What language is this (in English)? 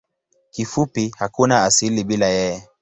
Swahili